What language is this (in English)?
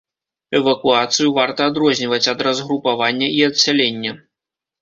Belarusian